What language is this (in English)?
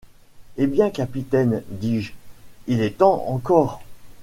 French